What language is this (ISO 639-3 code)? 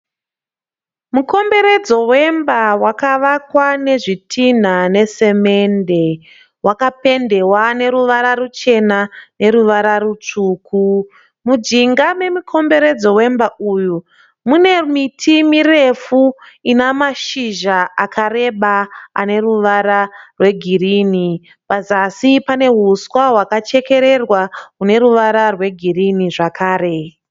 sna